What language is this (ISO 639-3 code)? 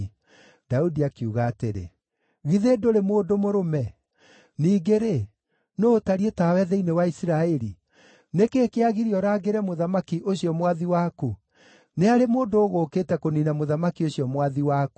kik